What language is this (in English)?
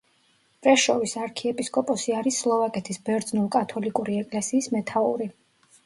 Georgian